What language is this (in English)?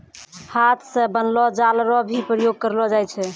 Maithili